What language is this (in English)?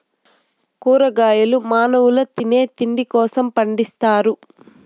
Telugu